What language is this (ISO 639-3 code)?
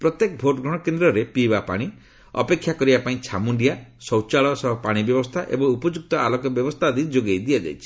ori